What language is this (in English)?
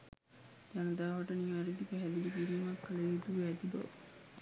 Sinhala